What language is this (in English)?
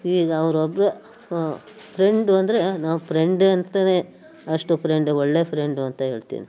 Kannada